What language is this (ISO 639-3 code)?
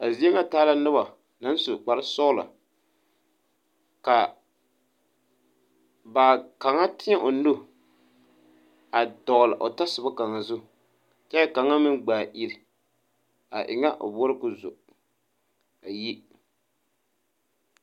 dga